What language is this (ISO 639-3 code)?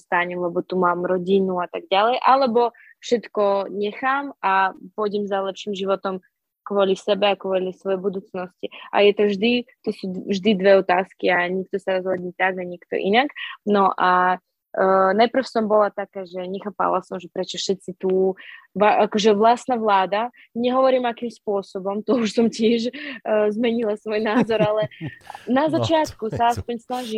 slk